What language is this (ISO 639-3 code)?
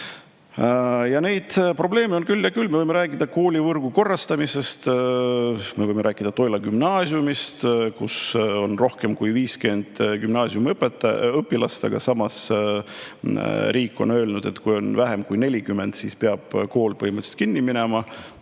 est